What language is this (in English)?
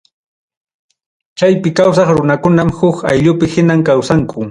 Ayacucho Quechua